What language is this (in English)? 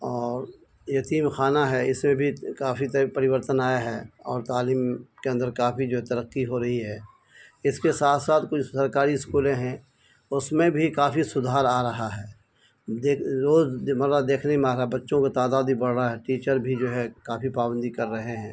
Urdu